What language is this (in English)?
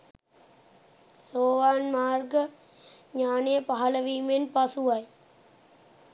Sinhala